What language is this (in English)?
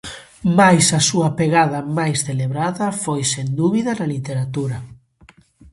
Galician